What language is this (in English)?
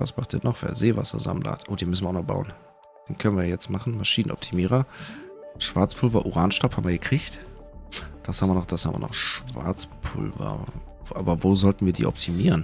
German